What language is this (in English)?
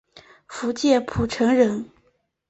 Chinese